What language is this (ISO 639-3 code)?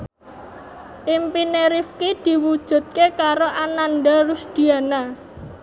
jav